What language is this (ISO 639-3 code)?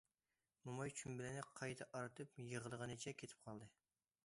uig